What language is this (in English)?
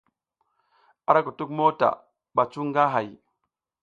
South Giziga